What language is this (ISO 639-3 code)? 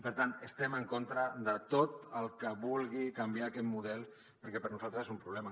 cat